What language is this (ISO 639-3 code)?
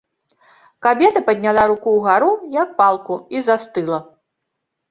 bel